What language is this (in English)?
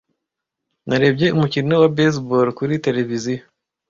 Kinyarwanda